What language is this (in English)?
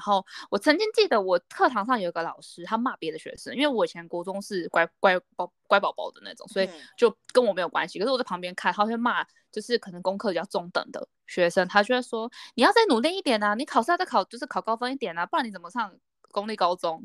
Chinese